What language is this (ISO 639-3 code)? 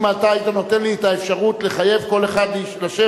heb